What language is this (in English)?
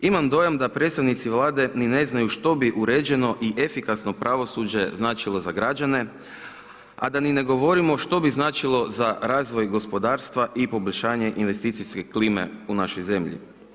Croatian